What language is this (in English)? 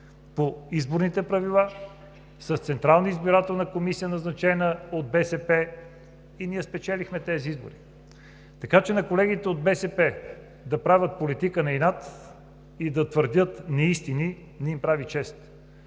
Bulgarian